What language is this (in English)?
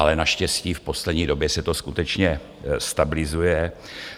Czech